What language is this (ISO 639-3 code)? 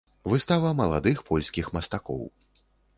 bel